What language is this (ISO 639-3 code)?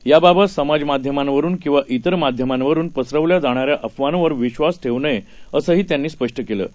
mar